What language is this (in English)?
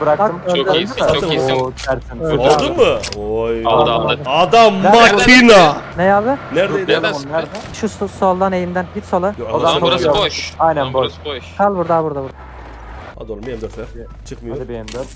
Turkish